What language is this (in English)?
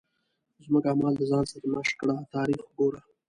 Pashto